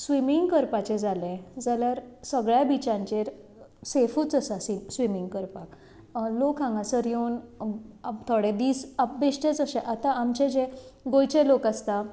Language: Konkani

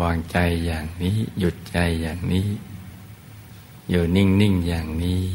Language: Thai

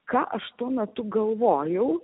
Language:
Lithuanian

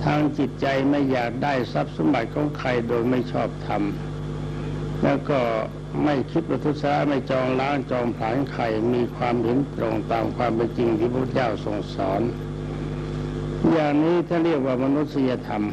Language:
Thai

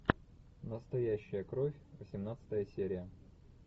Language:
Russian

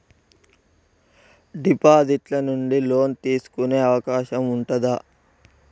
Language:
Telugu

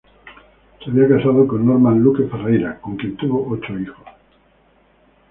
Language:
Spanish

